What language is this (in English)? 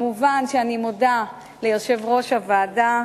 Hebrew